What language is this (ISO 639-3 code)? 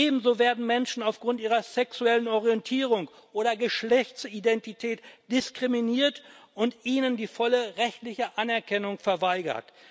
deu